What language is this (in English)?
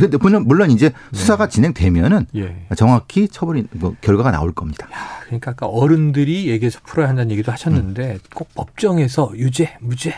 Korean